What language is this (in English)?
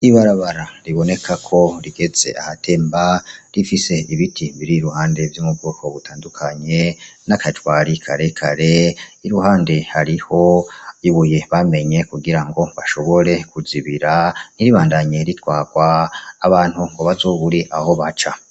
Rundi